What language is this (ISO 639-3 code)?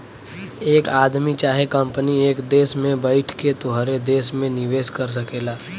bho